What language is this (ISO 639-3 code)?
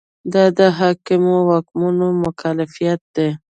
pus